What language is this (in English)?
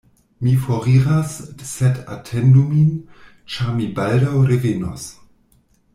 Esperanto